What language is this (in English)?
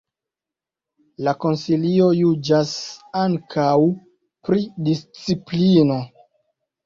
Esperanto